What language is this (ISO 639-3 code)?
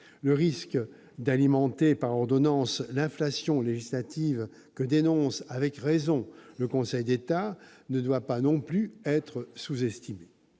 fra